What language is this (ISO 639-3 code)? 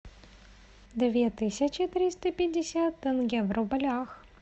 rus